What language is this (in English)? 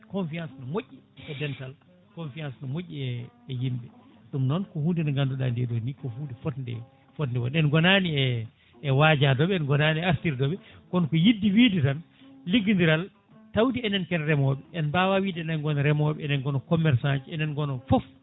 Fula